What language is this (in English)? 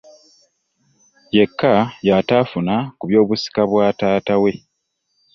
Ganda